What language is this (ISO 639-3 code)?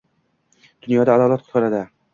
uzb